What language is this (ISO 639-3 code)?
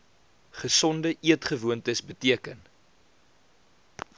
afr